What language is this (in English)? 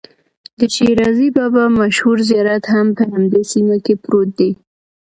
Pashto